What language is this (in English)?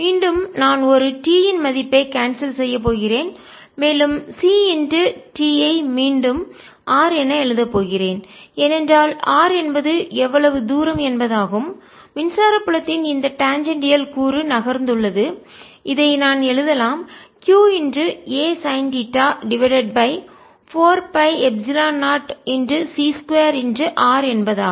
Tamil